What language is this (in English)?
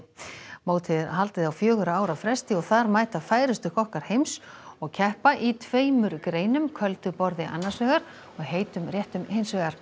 Icelandic